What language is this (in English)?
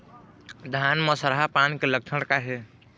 Chhattisgarhi